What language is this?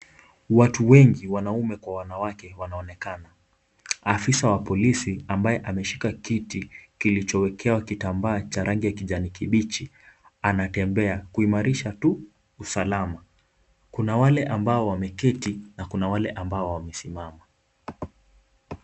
Swahili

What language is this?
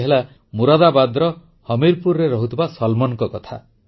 Odia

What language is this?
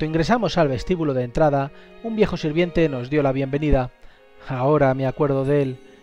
Spanish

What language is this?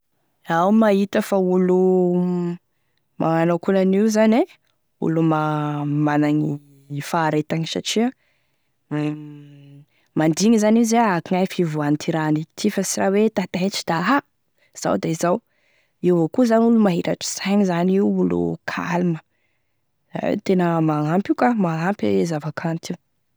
Tesaka Malagasy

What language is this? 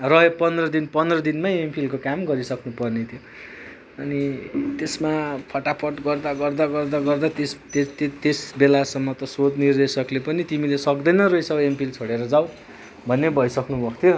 Nepali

